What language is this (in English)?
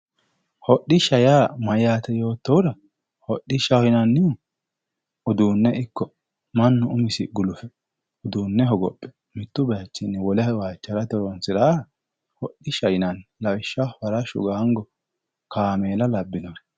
Sidamo